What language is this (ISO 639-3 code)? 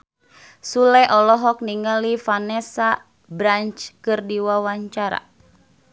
sun